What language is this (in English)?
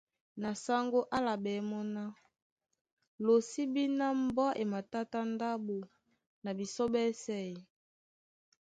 Duala